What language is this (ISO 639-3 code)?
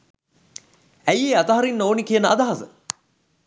sin